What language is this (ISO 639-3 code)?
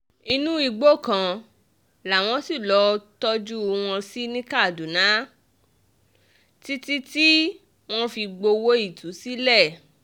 yor